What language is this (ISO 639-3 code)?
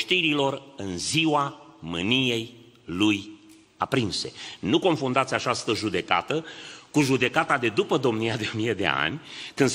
ron